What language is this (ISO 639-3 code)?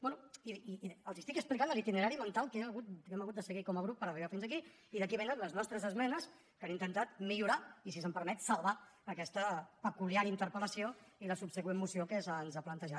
cat